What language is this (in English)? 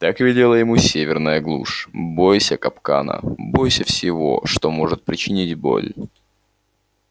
Russian